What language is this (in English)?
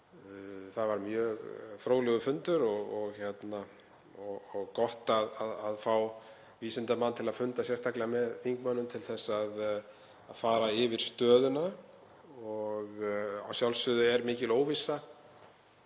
Icelandic